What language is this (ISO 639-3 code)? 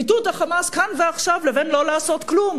heb